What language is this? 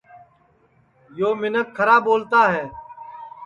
Sansi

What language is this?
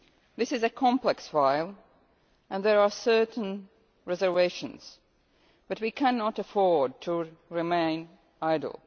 English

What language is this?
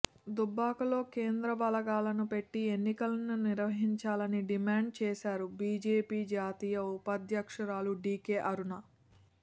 Telugu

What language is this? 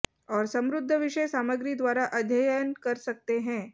Hindi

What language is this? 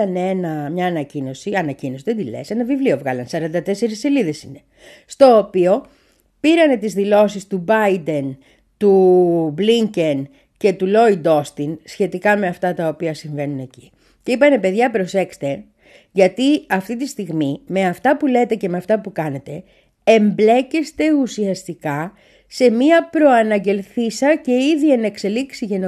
Greek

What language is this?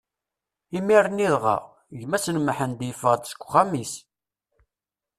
Kabyle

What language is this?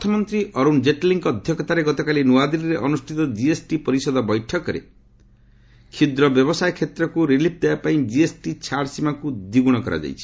Odia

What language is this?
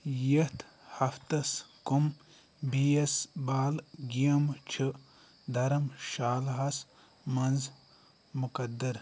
Kashmiri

